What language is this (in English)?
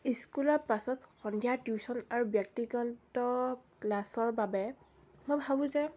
Assamese